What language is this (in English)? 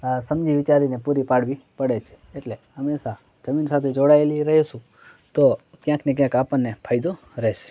Gujarati